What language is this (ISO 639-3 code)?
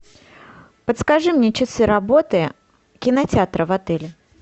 rus